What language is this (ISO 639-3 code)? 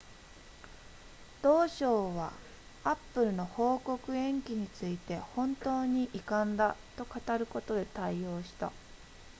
jpn